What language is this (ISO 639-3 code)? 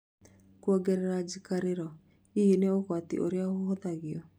kik